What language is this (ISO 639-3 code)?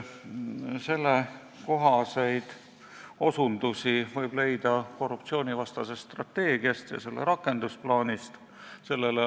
est